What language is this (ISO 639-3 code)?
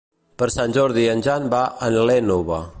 cat